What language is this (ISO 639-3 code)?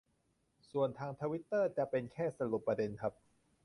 tha